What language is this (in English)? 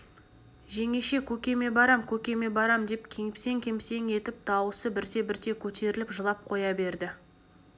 Kazakh